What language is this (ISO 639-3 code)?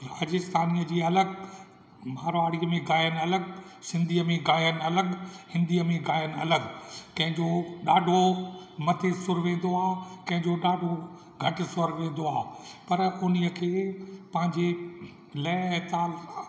snd